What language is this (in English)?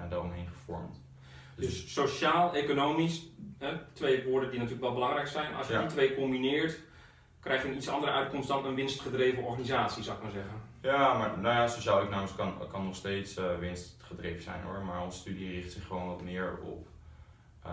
Dutch